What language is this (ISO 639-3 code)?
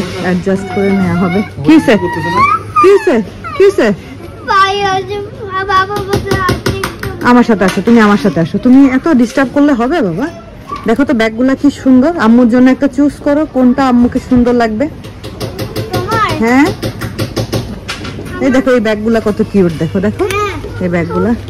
ben